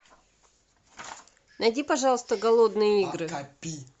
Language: Russian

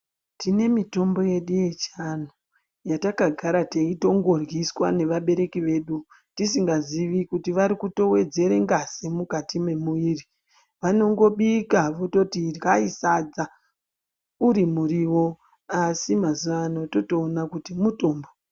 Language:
Ndau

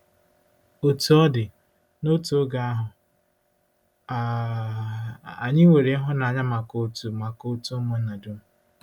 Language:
Igbo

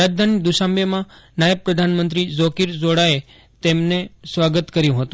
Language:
Gujarati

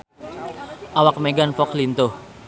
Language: Sundanese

